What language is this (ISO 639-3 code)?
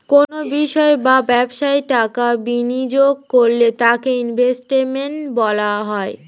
ben